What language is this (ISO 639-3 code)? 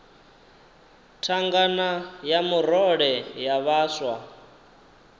ven